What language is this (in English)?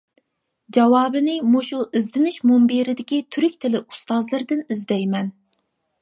Uyghur